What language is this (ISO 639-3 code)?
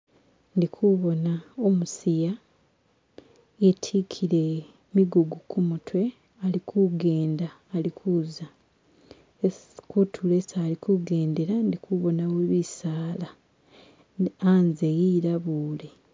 myx